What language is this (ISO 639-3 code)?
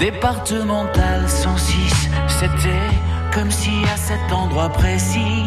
fra